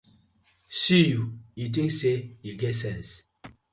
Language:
Nigerian Pidgin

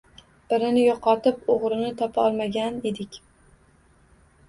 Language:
Uzbek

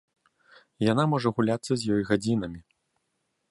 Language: Belarusian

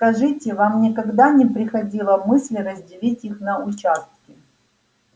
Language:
Russian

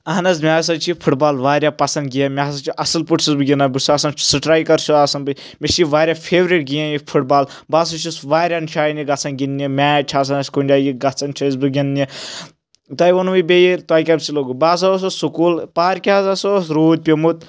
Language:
Kashmiri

